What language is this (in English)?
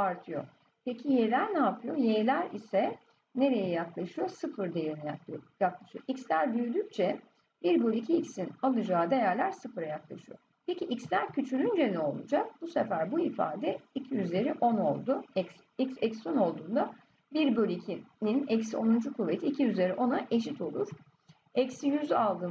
Turkish